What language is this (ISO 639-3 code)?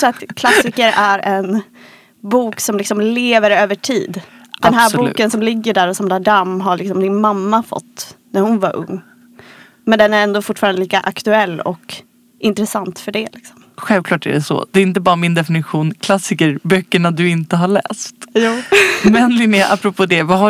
swe